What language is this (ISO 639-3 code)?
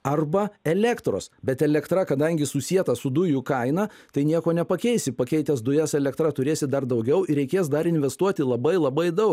lit